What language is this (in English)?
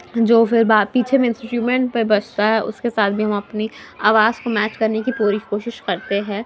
Urdu